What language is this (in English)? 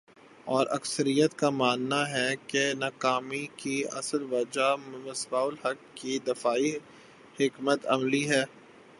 Urdu